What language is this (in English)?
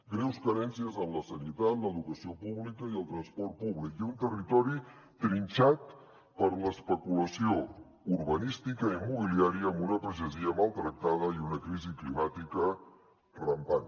Catalan